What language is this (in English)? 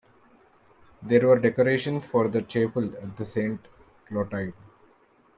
English